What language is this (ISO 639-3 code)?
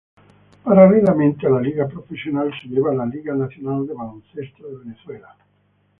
spa